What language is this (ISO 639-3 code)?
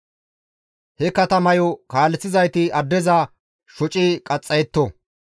gmv